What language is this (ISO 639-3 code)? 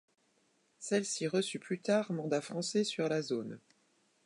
fra